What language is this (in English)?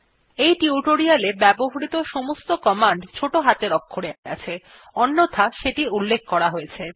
Bangla